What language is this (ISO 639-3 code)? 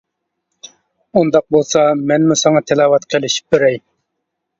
uig